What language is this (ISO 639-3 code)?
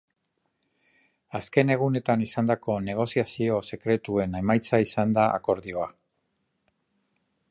eus